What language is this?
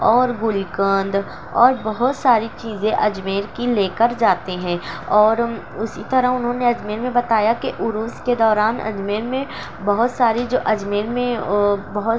Urdu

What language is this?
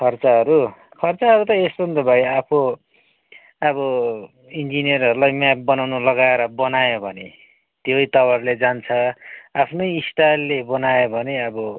Nepali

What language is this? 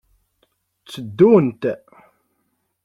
Kabyle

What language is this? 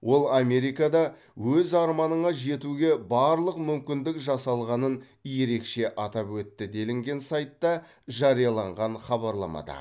Kazakh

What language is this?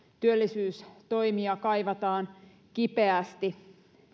Finnish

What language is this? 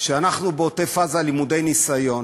Hebrew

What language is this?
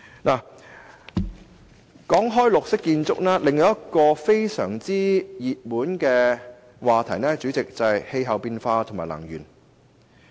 Cantonese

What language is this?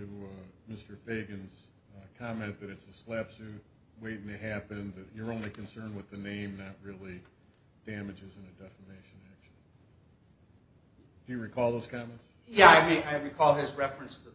English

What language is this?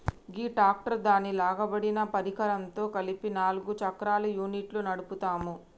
Telugu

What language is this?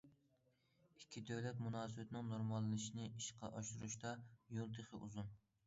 Uyghur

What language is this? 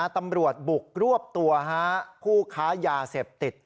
Thai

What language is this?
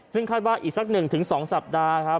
Thai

